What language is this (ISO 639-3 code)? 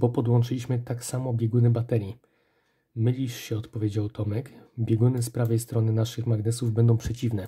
pol